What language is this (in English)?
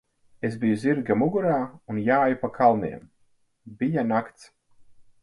Latvian